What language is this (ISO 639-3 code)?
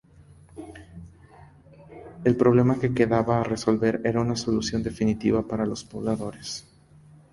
spa